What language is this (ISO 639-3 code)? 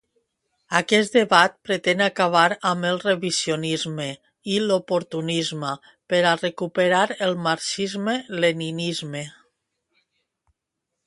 cat